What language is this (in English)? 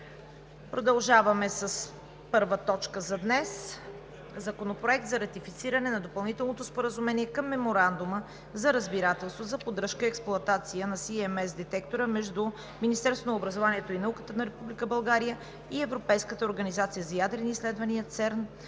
Bulgarian